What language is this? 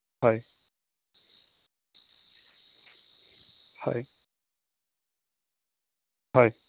Assamese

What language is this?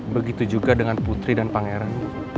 Indonesian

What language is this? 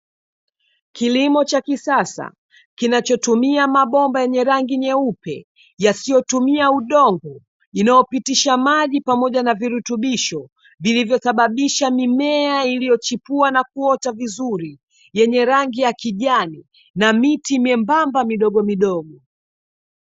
Swahili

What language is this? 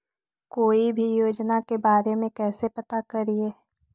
Magahi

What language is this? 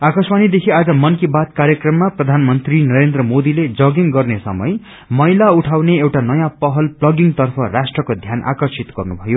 Nepali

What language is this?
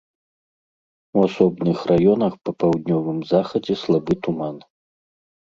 Belarusian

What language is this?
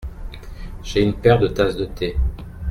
French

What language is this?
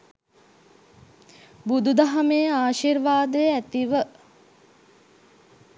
Sinhala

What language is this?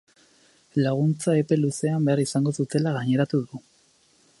Basque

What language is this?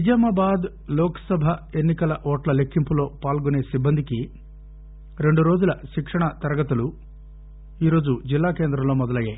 Telugu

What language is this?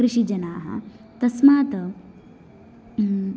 Sanskrit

